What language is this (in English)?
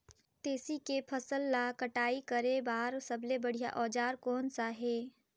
Chhattisgarhi